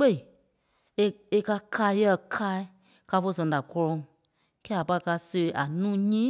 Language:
Kpelle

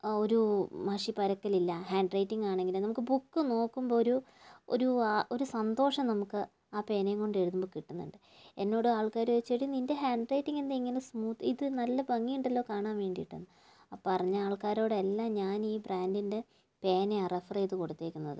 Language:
Malayalam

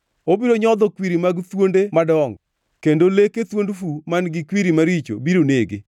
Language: Luo (Kenya and Tanzania)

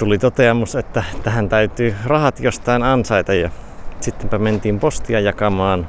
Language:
Finnish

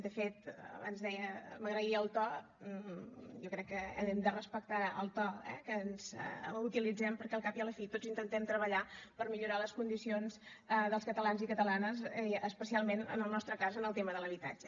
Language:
Catalan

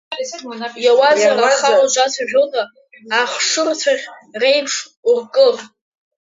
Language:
Abkhazian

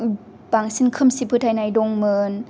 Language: Bodo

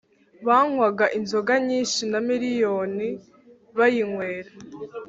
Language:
Kinyarwanda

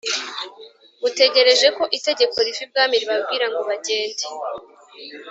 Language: Kinyarwanda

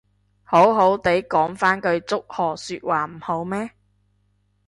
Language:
Cantonese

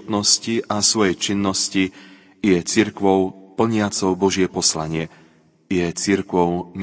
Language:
Slovak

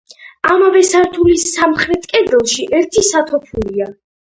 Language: Georgian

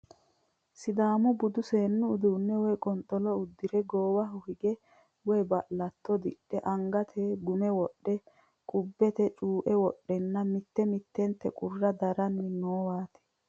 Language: Sidamo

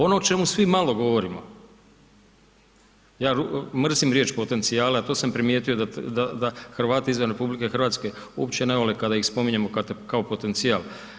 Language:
Croatian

